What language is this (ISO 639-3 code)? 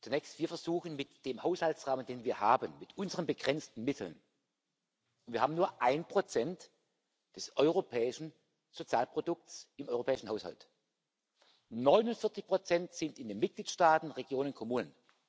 deu